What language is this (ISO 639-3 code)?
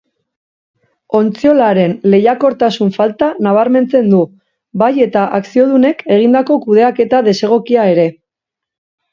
eus